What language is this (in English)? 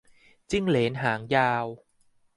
Thai